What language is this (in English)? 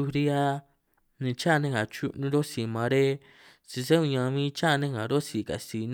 San Martín Itunyoso Triqui